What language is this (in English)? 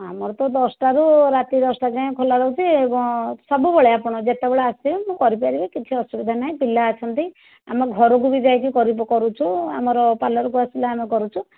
Odia